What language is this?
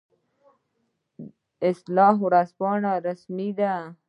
Pashto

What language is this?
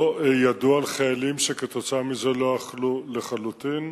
Hebrew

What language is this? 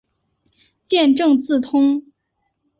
Chinese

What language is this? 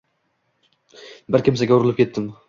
Uzbek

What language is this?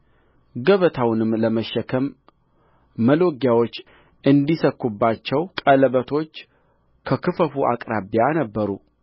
Amharic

